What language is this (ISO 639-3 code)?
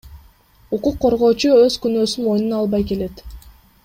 kir